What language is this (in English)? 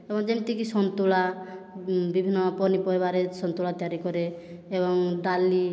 Odia